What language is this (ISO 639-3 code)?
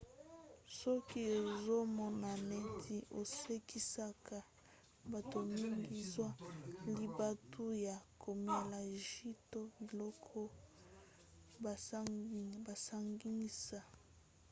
lin